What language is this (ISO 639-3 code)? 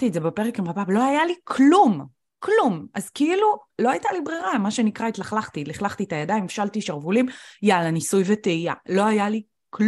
heb